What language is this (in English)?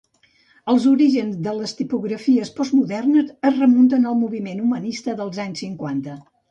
Catalan